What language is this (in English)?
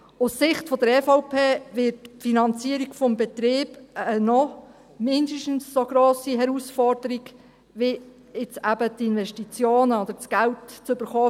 Swiss German